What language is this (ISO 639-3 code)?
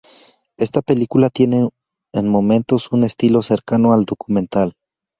spa